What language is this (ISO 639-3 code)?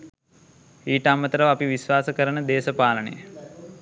sin